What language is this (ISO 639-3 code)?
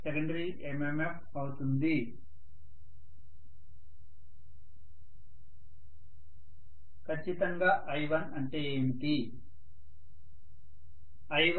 tel